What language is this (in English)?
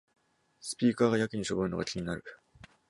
Japanese